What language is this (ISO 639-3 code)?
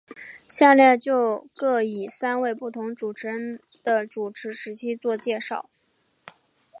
zho